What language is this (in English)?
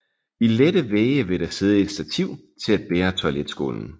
Danish